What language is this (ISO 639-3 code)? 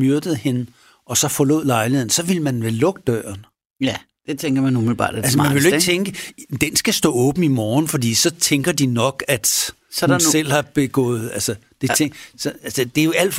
dan